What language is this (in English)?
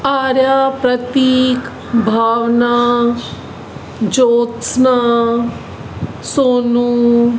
Sindhi